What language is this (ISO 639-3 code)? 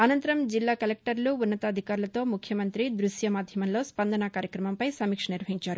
tel